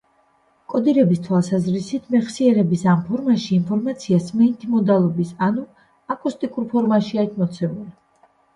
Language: Georgian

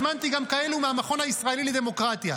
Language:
Hebrew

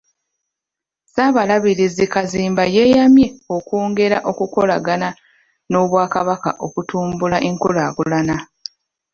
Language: Ganda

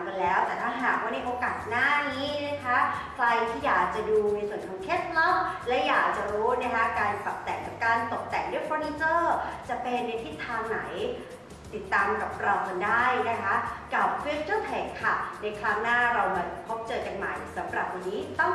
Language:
Thai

